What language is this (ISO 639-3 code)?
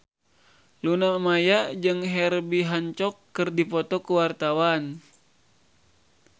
sun